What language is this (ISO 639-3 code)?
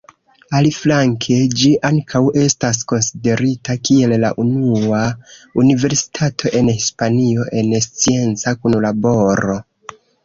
epo